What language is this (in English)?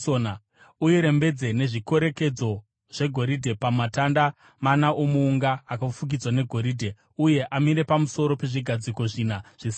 Shona